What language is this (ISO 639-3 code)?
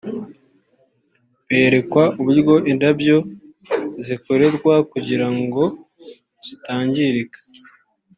kin